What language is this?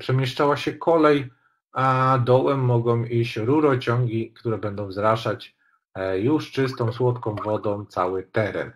Polish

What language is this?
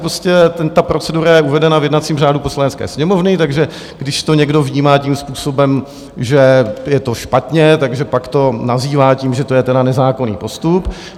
Czech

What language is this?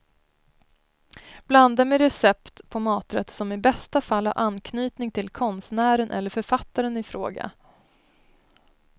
Swedish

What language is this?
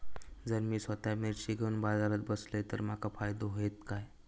Marathi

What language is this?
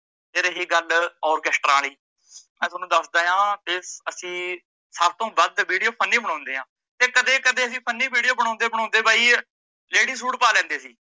Punjabi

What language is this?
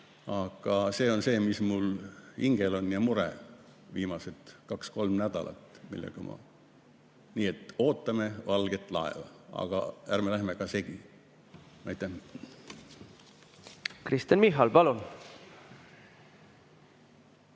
Estonian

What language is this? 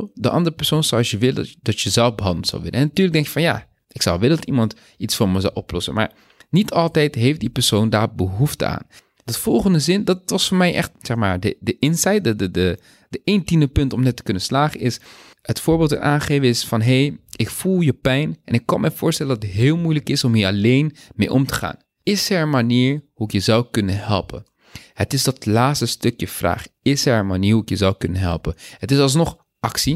Dutch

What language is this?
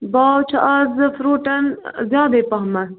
Kashmiri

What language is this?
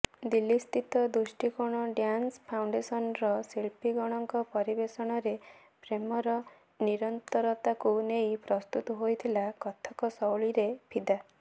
Odia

